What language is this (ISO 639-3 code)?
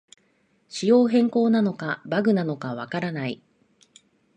jpn